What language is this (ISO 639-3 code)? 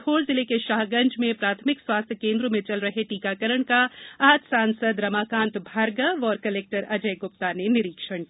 hin